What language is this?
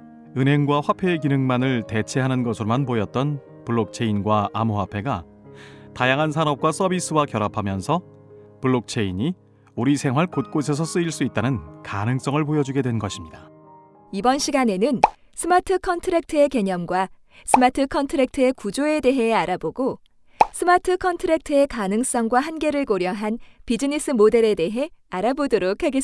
Korean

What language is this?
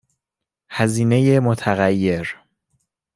Persian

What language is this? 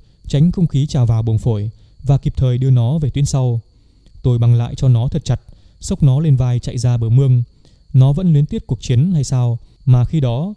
Vietnamese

